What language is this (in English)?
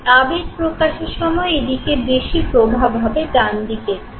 Bangla